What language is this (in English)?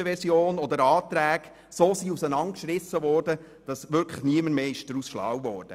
Swiss German